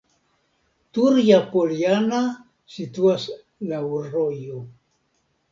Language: Esperanto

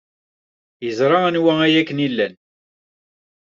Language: Kabyle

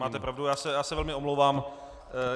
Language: Czech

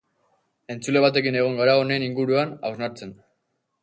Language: Basque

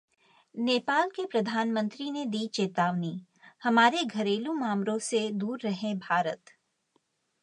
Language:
Hindi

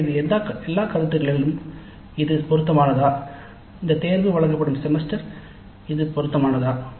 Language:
Tamil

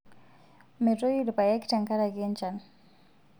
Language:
Masai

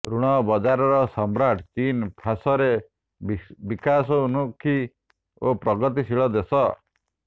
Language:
Odia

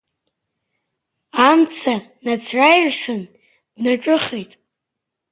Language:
Abkhazian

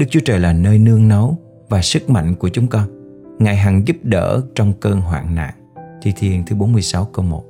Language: Vietnamese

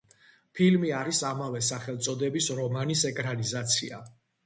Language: Georgian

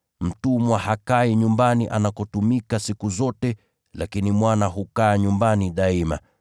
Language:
Swahili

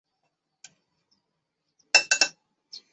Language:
Chinese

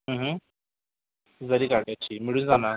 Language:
Marathi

